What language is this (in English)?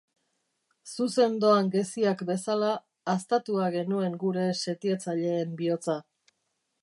Basque